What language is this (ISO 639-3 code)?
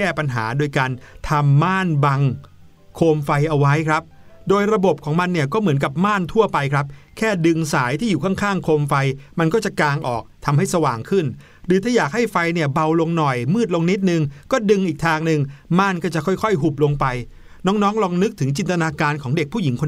tha